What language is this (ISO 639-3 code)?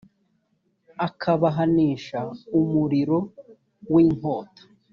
kin